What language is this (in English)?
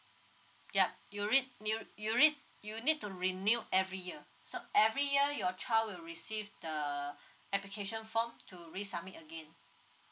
English